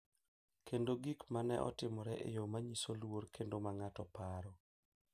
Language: Luo (Kenya and Tanzania)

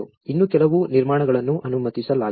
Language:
Kannada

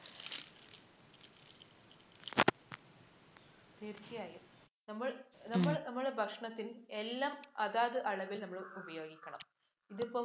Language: Malayalam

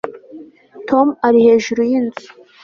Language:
Kinyarwanda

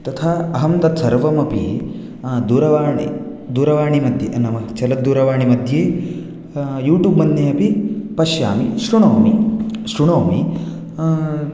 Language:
Sanskrit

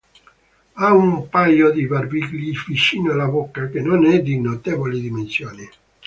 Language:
Italian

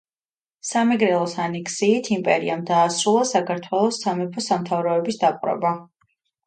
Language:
Georgian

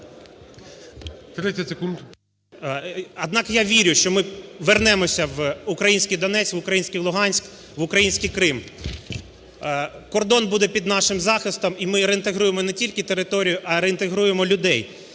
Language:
Ukrainian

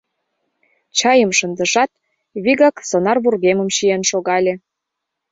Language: Mari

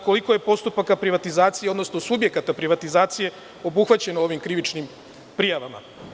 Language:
Serbian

